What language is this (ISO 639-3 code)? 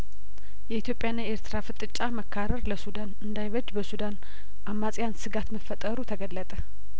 amh